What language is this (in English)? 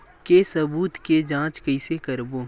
Chhattisgarhi